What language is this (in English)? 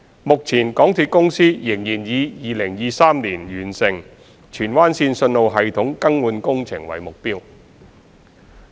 Cantonese